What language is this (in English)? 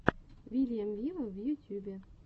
Russian